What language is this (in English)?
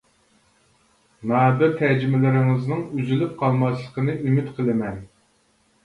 Uyghur